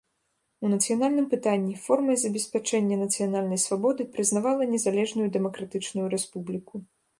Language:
Belarusian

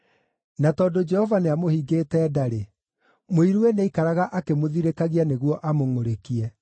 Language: Kikuyu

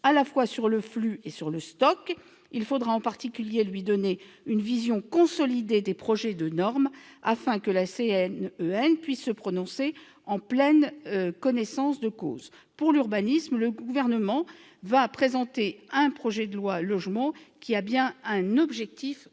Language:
French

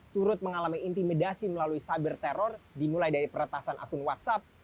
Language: Indonesian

